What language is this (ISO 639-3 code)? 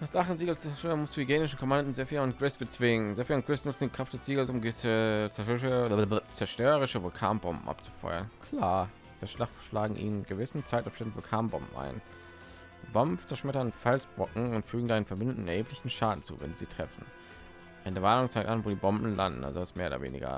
deu